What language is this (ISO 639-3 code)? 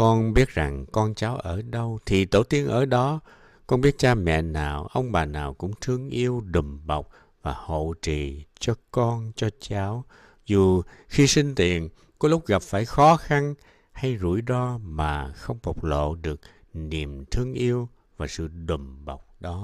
vie